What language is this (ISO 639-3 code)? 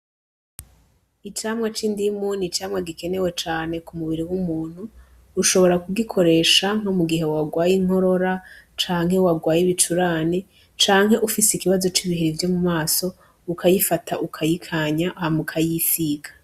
run